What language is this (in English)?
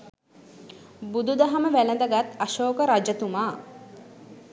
Sinhala